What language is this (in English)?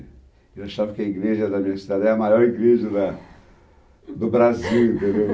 Portuguese